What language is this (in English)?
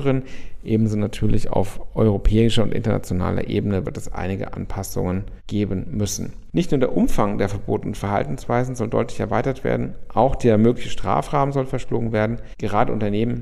German